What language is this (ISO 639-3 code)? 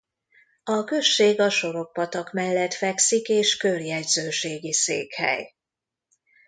hun